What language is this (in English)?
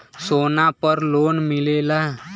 Bhojpuri